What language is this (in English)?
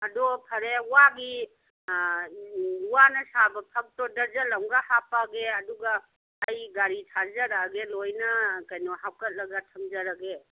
Manipuri